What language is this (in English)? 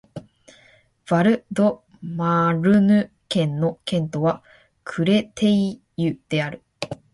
Japanese